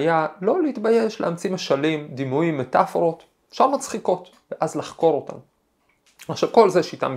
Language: Hebrew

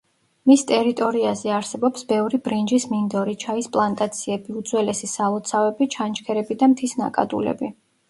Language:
Georgian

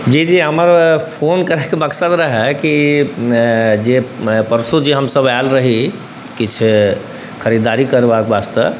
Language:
Maithili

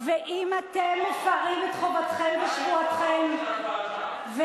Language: Hebrew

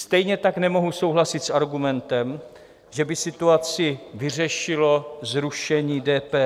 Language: Czech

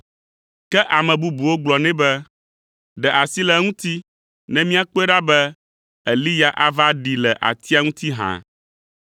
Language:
Ewe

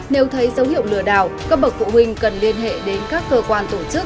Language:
Vietnamese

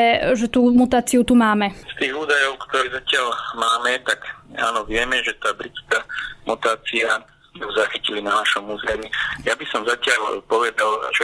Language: Slovak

